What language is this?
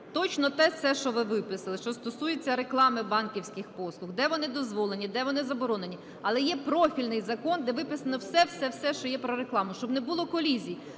Ukrainian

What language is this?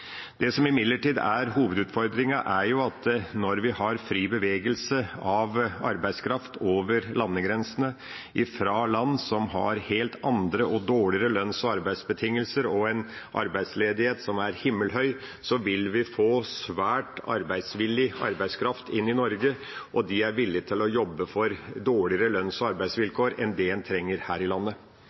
Norwegian Bokmål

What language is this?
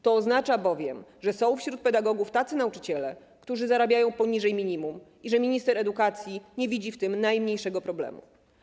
Polish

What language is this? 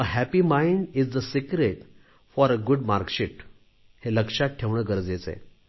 Marathi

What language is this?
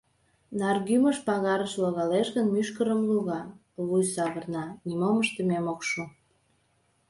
Mari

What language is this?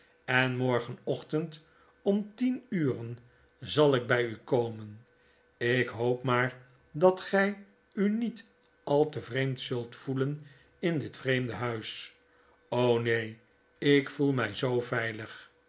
Dutch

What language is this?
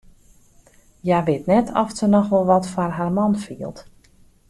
Western Frisian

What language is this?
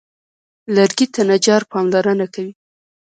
Pashto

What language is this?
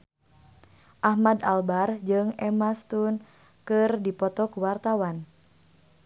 Sundanese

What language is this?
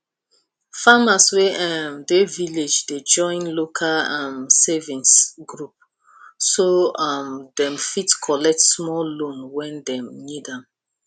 Nigerian Pidgin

